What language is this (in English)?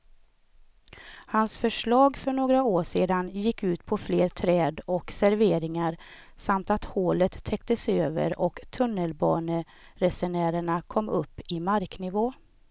Swedish